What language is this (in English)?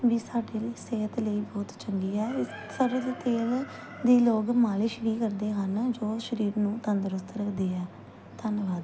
Punjabi